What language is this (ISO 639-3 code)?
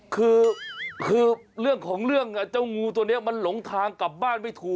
tha